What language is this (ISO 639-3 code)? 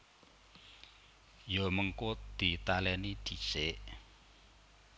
jav